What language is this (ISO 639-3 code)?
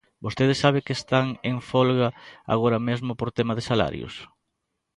glg